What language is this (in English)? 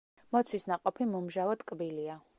Georgian